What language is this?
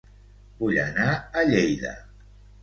Catalan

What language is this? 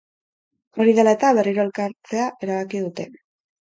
Basque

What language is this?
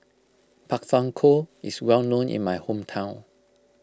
English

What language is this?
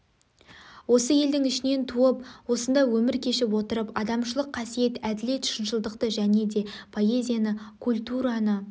Kazakh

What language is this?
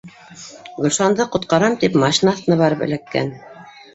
Bashkir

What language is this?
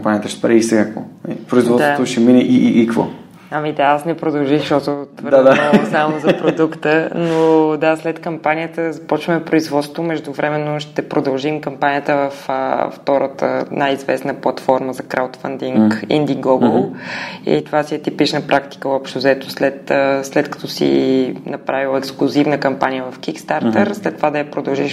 Bulgarian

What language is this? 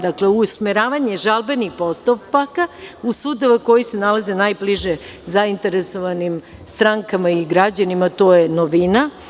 Serbian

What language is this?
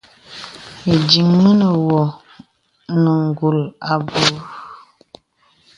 Bebele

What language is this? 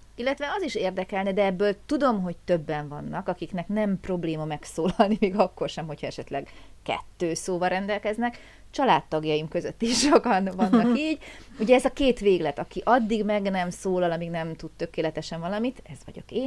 Hungarian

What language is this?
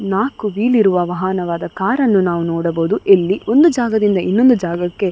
Kannada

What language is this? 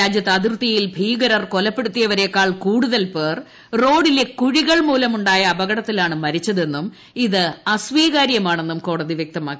Malayalam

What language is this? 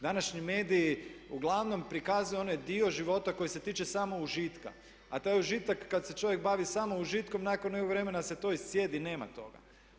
Croatian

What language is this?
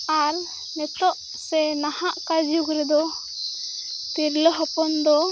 Santali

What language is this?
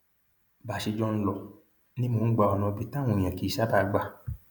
Yoruba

